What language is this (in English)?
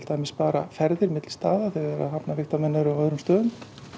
Icelandic